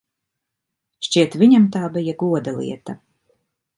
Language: Latvian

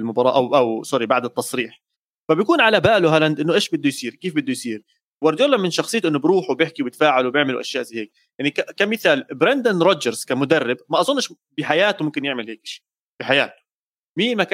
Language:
Arabic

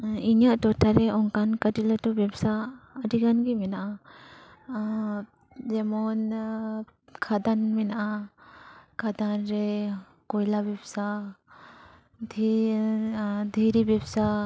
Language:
Santali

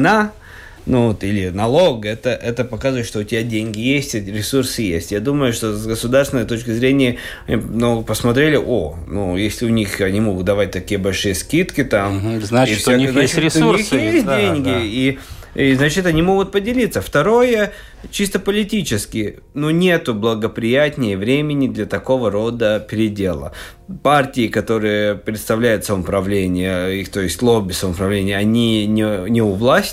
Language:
Russian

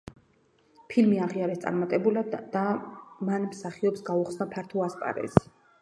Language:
Georgian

